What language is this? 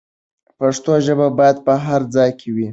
Pashto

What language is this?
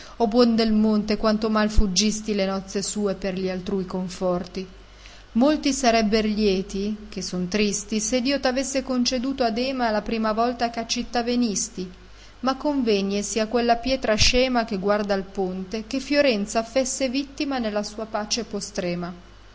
Italian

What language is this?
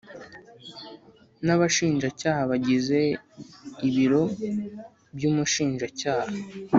Kinyarwanda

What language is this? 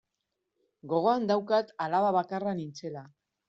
Basque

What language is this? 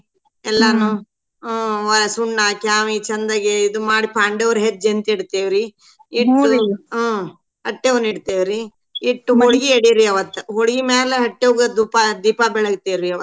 Kannada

